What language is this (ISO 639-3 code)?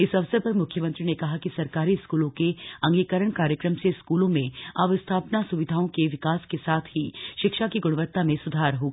hin